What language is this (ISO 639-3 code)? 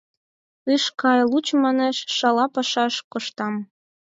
chm